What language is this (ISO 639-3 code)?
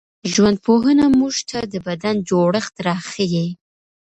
pus